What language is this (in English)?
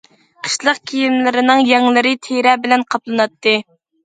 Uyghur